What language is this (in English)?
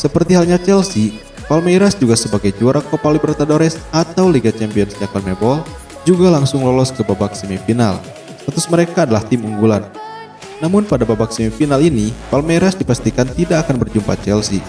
Indonesian